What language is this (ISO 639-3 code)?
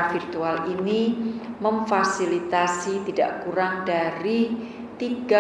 ind